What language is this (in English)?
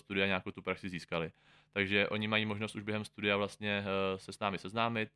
Czech